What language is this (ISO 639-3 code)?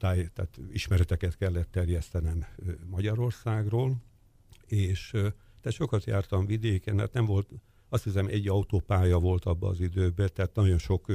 hun